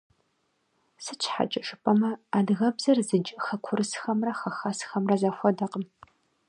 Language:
Kabardian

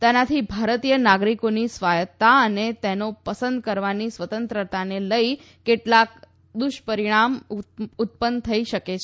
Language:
Gujarati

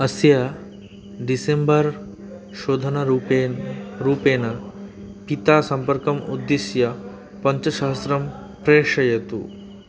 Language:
Sanskrit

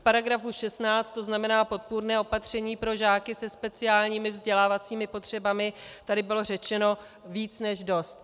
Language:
Czech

